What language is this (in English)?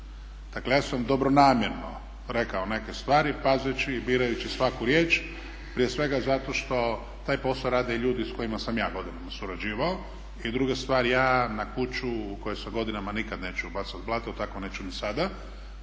Croatian